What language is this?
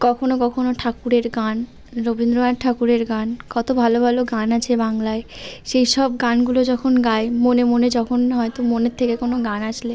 Bangla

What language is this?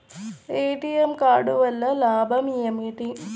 Telugu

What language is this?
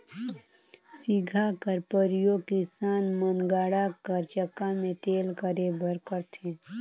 Chhattisgarhi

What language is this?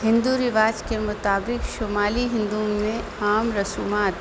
Urdu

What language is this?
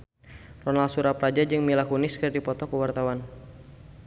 Sundanese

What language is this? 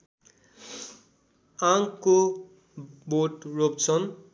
Nepali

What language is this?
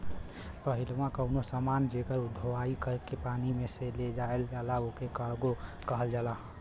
Bhojpuri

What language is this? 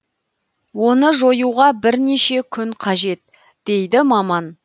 Kazakh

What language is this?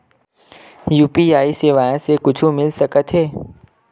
Chhattisgarhi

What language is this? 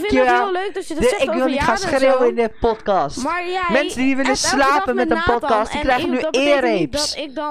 Dutch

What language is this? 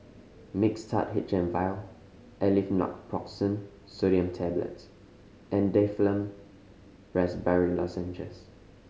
English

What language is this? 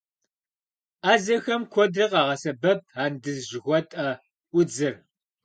Kabardian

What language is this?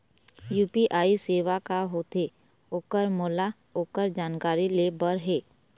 Chhattisgarhi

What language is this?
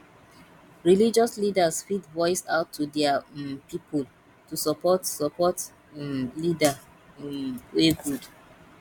Nigerian Pidgin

